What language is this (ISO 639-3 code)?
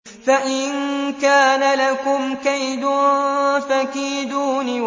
ara